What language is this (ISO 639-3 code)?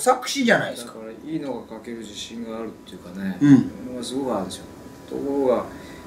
jpn